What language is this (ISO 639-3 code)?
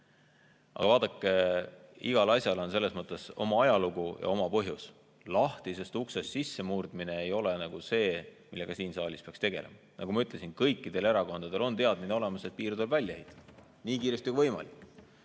est